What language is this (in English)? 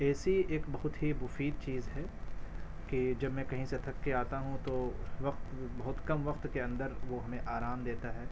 Urdu